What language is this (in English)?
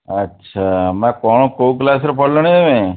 Odia